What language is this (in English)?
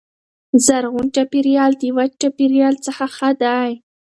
Pashto